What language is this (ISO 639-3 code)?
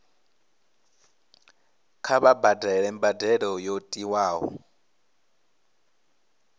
ven